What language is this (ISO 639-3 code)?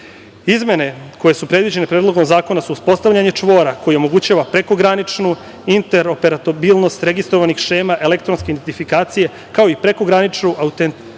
srp